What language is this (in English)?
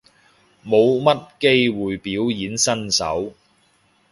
Cantonese